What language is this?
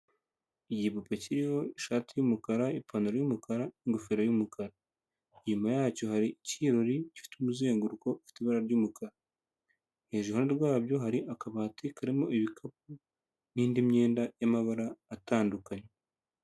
Kinyarwanda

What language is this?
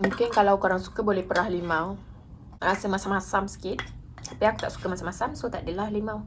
Malay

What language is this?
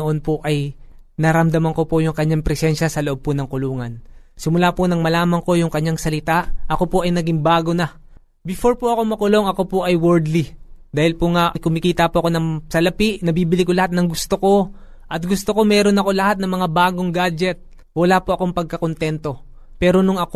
Filipino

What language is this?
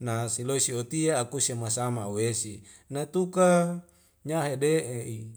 Wemale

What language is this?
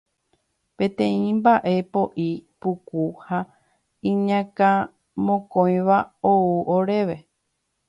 Guarani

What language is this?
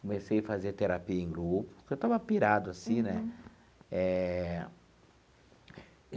Portuguese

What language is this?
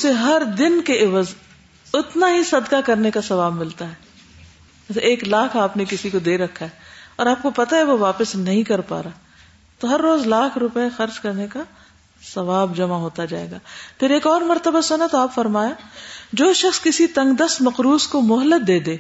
Urdu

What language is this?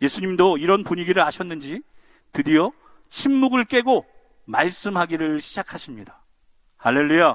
Korean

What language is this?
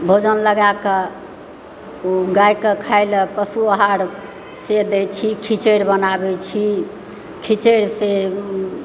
Maithili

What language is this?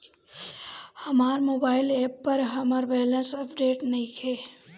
Bhojpuri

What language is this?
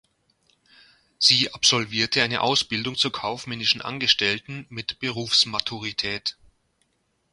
German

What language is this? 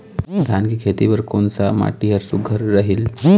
Chhattisgarhi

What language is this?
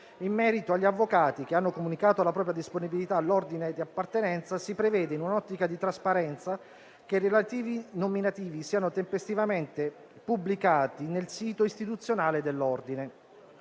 Italian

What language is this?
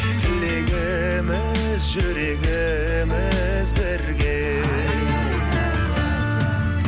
Kazakh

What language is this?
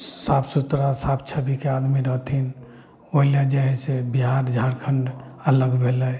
Maithili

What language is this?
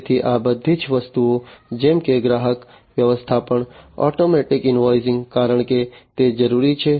Gujarati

